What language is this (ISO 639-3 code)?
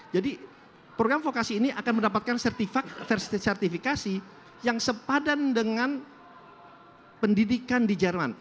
ind